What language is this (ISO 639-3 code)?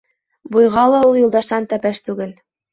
bak